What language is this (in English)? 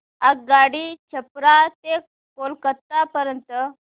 Marathi